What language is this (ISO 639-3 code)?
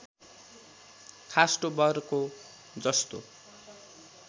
nep